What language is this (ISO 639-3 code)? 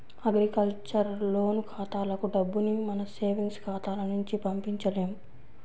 tel